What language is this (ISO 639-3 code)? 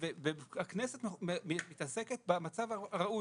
heb